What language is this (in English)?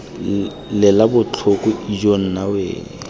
Tswana